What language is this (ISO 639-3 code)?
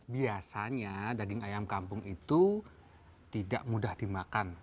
ind